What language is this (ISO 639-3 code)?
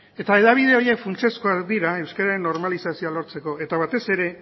eus